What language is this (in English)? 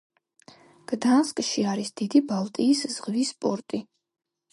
Georgian